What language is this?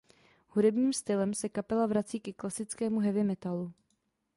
Czech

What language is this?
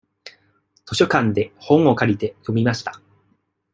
Japanese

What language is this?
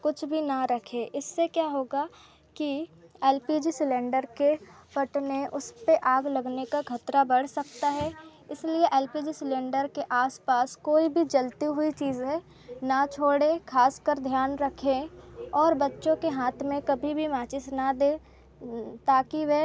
Hindi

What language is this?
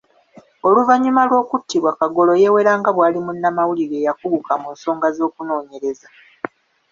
Ganda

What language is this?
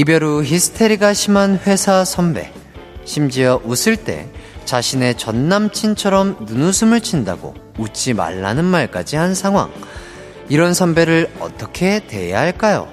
Korean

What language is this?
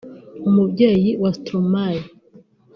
Kinyarwanda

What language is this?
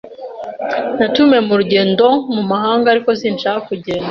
Kinyarwanda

